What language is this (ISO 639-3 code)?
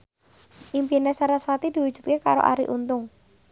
jav